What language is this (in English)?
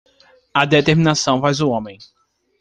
Portuguese